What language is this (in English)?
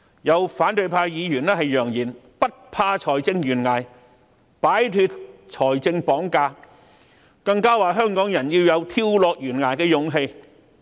Cantonese